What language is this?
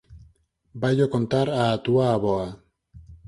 Galician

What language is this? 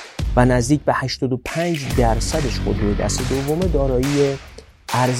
Persian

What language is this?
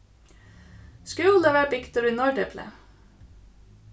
Faroese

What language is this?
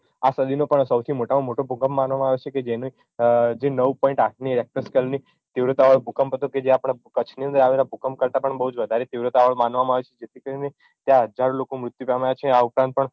Gujarati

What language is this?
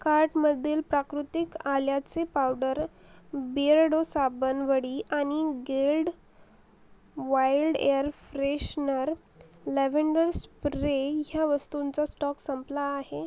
Marathi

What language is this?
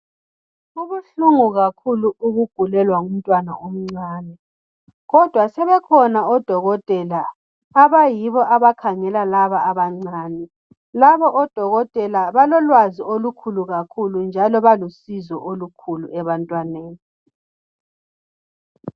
North Ndebele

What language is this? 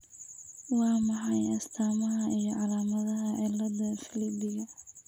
Somali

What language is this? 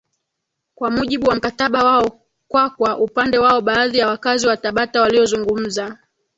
Swahili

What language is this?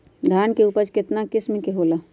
Magahi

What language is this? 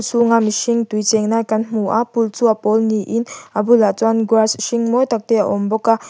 Mizo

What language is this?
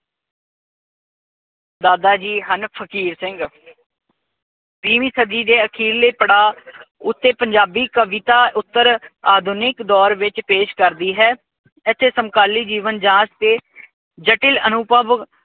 Punjabi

